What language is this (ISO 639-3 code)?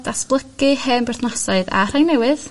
cym